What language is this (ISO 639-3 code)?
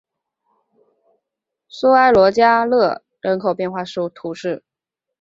zho